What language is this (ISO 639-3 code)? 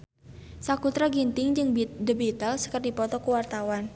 sun